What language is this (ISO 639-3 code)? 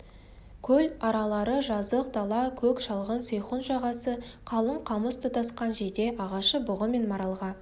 kaz